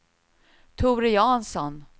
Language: Swedish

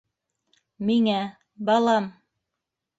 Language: Bashkir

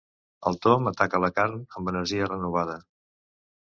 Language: Catalan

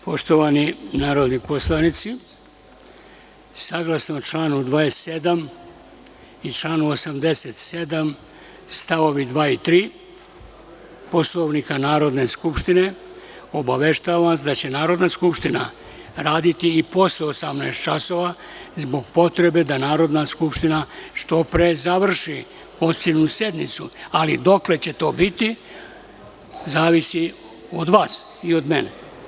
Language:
Serbian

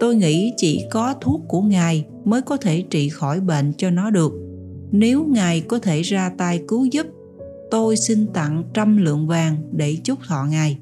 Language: Vietnamese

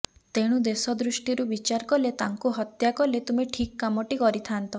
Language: Odia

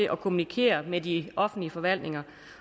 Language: Danish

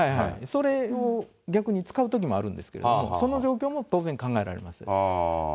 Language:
Japanese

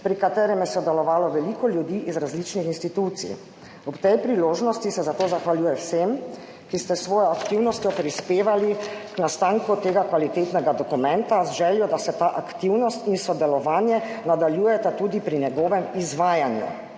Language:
Slovenian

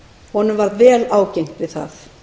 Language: Icelandic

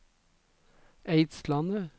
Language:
Norwegian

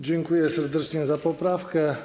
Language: Polish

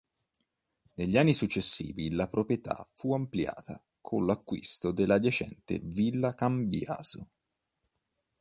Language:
Italian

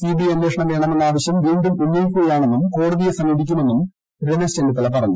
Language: Malayalam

